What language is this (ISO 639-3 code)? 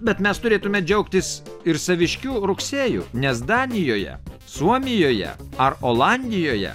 lit